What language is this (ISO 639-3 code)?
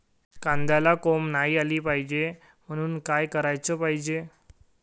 mar